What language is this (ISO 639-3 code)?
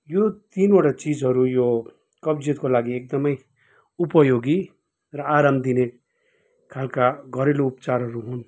nep